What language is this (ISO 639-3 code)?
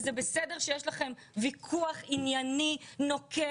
heb